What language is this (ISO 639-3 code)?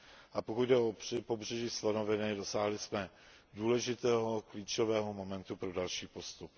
ces